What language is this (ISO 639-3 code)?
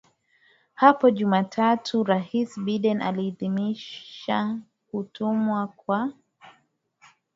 swa